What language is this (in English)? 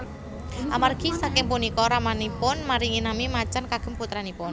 Javanese